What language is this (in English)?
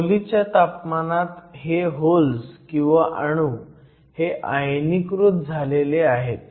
Marathi